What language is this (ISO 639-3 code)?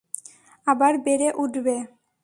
ben